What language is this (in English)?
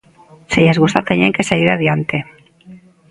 Galician